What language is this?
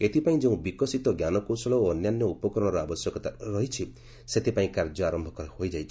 Odia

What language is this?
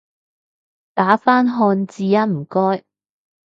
Cantonese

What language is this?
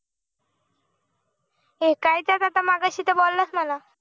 Marathi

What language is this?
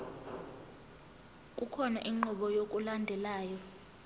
Zulu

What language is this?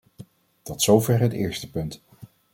Dutch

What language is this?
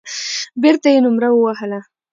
Pashto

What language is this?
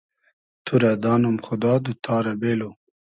Hazaragi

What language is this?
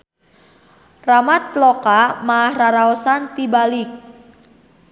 Sundanese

